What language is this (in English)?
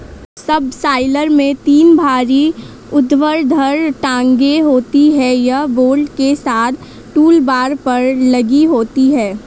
Hindi